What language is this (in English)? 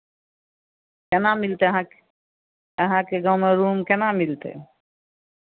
Maithili